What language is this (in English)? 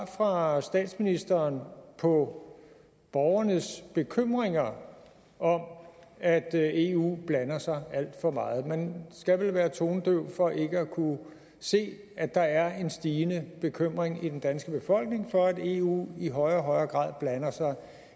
Danish